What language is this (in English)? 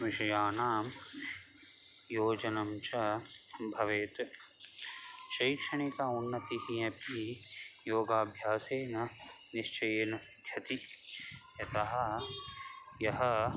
Sanskrit